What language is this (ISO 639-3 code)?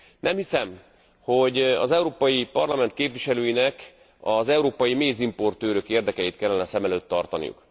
hun